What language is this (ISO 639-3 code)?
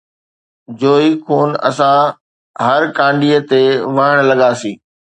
snd